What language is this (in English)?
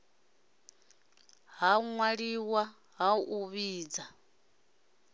Venda